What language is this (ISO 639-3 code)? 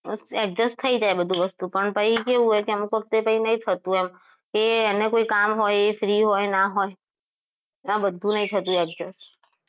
guj